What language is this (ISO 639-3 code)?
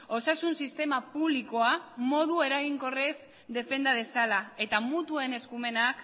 eus